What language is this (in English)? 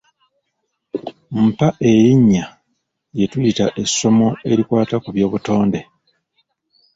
Ganda